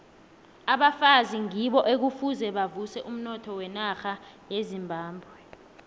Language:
South Ndebele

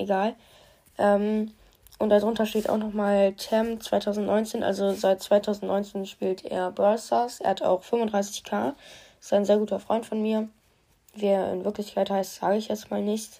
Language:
German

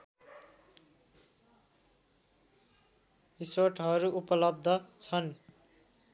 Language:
Nepali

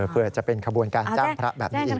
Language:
Thai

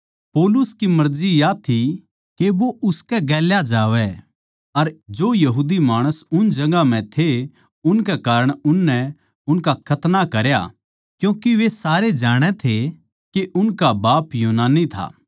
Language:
Haryanvi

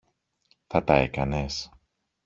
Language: Greek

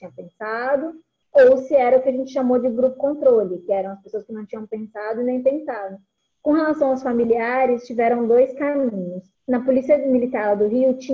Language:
Portuguese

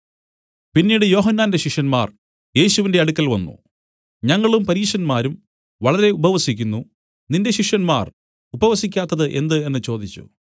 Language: Malayalam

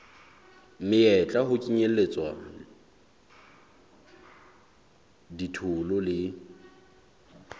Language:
Southern Sotho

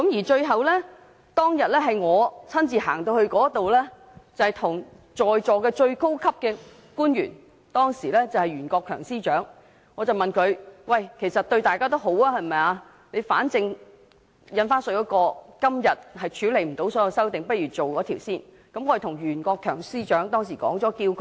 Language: Cantonese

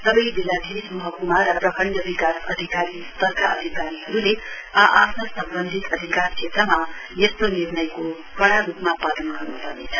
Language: Nepali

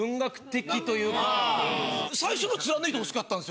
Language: Japanese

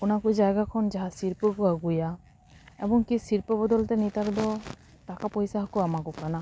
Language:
Santali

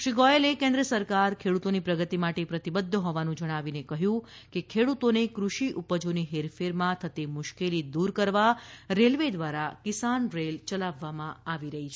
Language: Gujarati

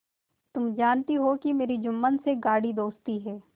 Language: Hindi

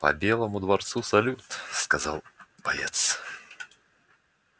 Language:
Russian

